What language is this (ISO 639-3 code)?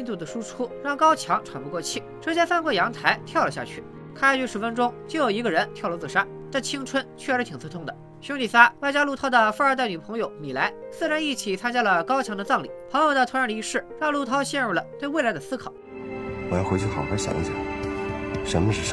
zho